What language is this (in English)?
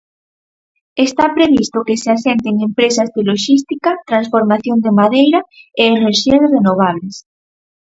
Galician